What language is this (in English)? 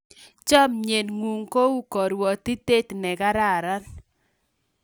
Kalenjin